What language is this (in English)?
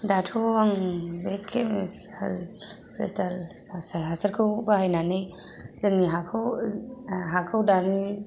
Bodo